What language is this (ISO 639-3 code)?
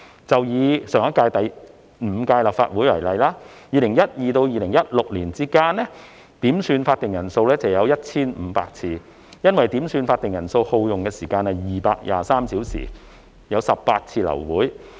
yue